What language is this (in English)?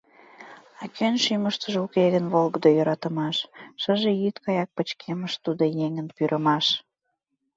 Mari